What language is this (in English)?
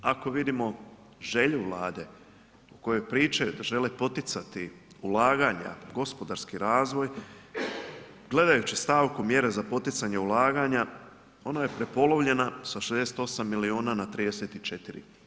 Croatian